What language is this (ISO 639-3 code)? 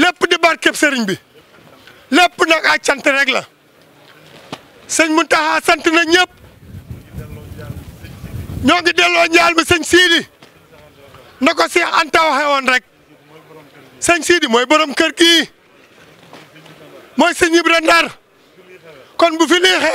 fra